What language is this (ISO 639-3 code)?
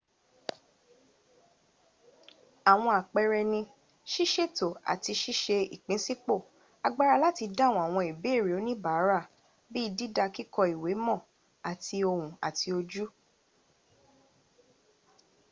yor